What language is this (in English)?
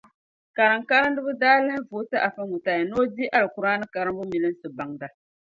Dagbani